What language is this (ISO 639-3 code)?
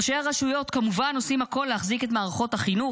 heb